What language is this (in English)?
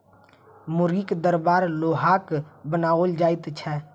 Maithili